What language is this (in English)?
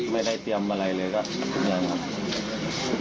Thai